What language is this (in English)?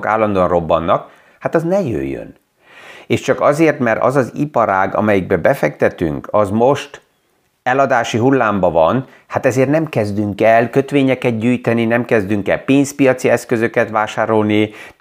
Hungarian